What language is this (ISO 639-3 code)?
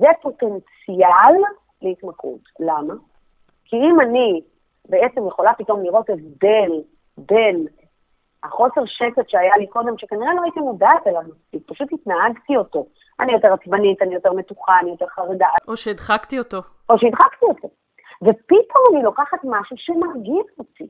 heb